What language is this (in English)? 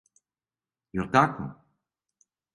Serbian